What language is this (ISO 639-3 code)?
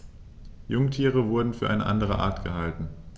deu